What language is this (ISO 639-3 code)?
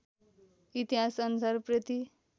nep